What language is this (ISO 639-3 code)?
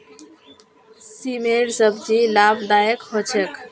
mag